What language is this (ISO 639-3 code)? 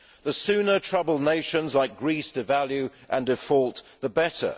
eng